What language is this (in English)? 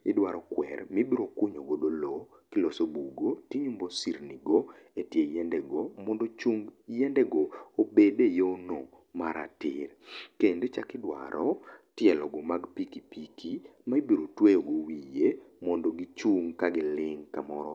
Luo (Kenya and Tanzania)